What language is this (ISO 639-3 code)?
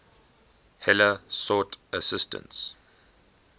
eng